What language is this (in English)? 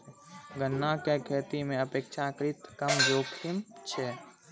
Maithili